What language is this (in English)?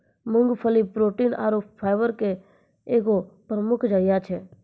Maithili